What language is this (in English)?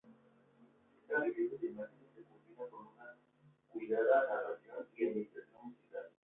Spanish